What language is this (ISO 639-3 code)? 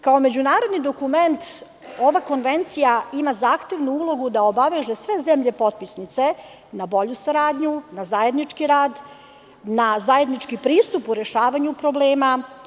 srp